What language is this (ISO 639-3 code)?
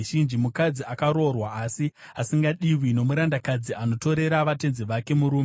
sna